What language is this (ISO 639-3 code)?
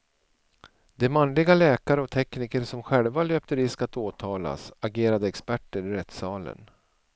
swe